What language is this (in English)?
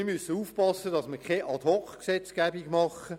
Swiss German